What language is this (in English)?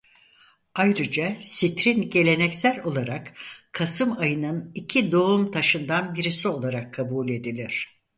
Turkish